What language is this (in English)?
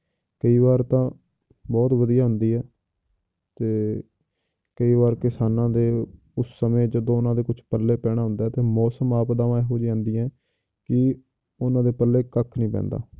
Punjabi